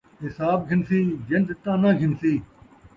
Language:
Saraiki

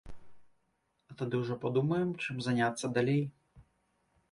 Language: Belarusian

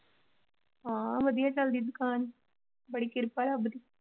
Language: Punjabi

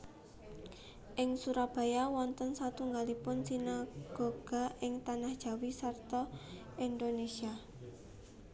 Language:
Javanese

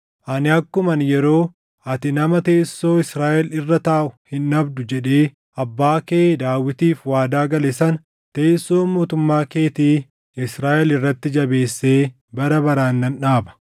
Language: Oromo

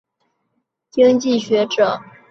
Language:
Chinese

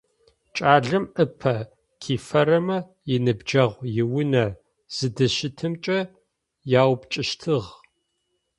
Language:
Adyghe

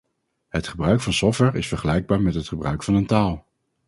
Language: Dutch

